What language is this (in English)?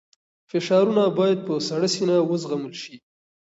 Pashto